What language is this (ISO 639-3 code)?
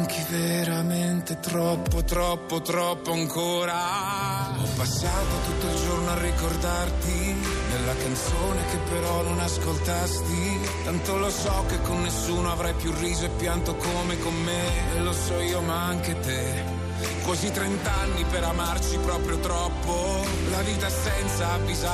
ita